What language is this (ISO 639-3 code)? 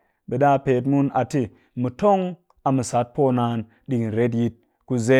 cky